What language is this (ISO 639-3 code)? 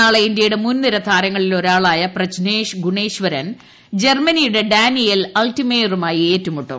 mal